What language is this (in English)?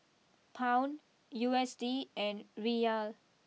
English